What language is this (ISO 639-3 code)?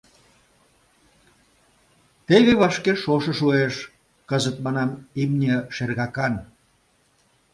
chm